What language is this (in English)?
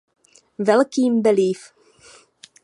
Czech